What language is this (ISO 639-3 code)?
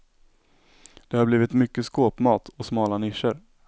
swe